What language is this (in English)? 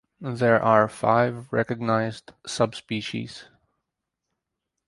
English